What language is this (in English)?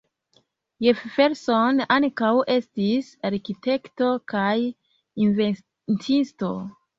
Esperanto